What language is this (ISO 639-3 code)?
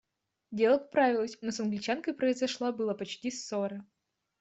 rus